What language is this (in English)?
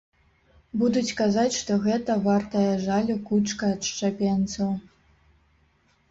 Belarusian